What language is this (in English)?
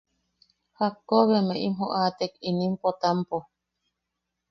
Yaqui